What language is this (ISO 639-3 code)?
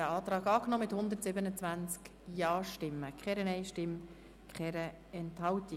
gsw